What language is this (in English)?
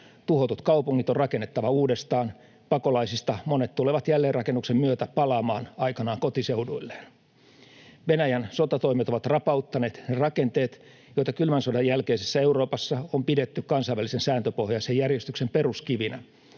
Finnish